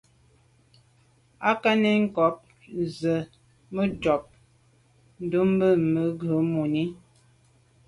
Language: Medumba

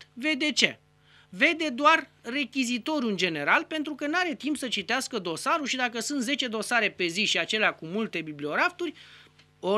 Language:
Romanian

